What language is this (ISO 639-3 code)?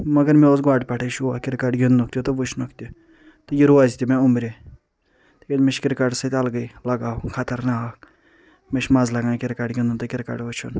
kas